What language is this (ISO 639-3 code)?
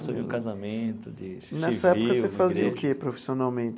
por